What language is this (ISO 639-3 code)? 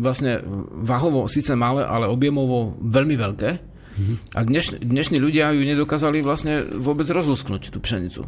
slk